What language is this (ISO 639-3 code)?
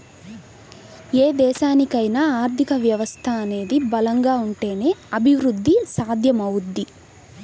tel